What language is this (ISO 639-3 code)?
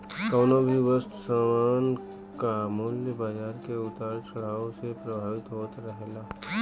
bho